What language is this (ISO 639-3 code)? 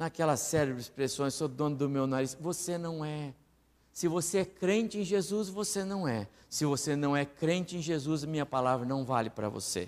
por